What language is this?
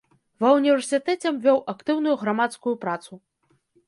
Belarusian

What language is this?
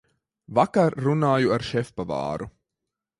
Latvian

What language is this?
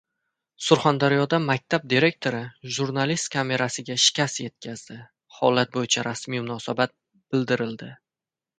Uzbek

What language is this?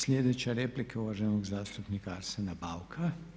Croatian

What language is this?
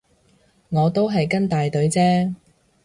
Cantonese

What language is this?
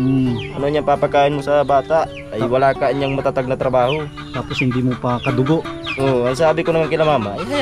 Filipino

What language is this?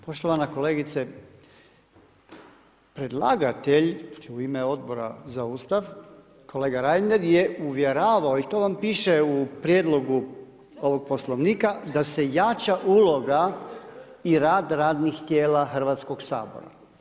Croatian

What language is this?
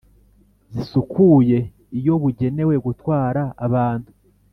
Kinyarwanda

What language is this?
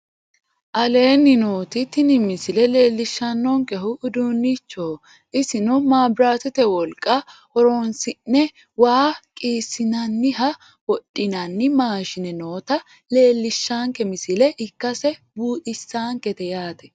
Sidamo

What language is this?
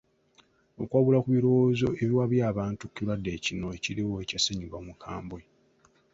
Ganda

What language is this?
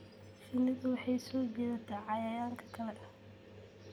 Somali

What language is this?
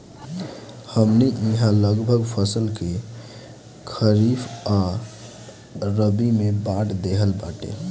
Bhojpuri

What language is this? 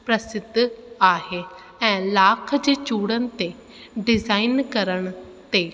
Sindhi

